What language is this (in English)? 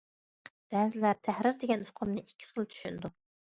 Uyghur